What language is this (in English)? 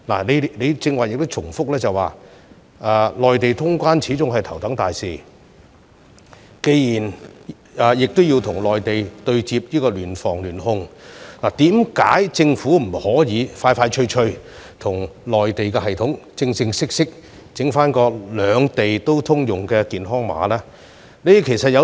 Cantonese